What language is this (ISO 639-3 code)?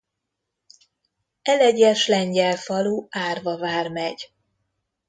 hun